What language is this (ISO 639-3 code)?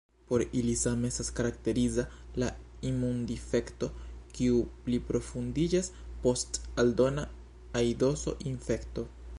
epo